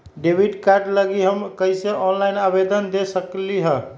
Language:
Magahi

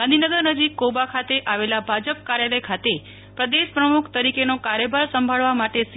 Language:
Gujarati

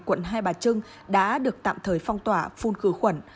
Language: Vietnamese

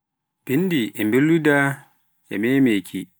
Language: Pular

